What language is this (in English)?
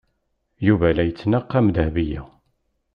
Kabyle